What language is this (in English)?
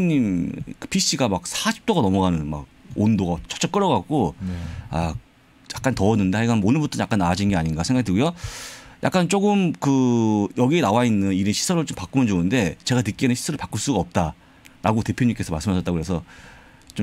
Korean